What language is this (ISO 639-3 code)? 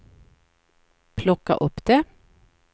swe